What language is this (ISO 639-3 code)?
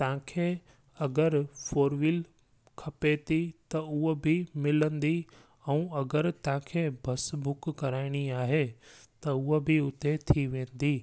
snd